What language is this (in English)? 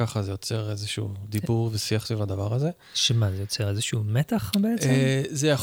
Hebrew